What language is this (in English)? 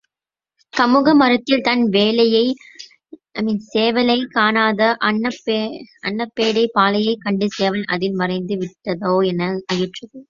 Tamil